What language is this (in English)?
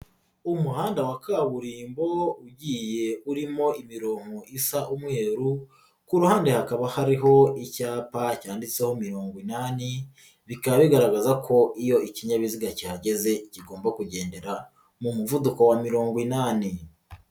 Kinyarwanda